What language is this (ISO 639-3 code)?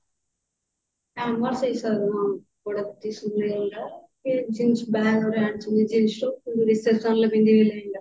ori